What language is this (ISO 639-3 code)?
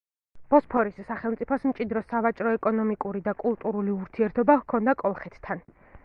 kat